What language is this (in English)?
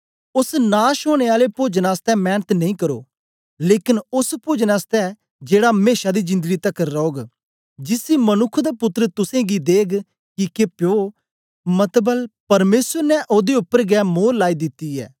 Dogri